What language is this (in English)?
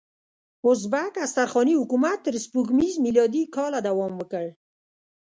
Pashto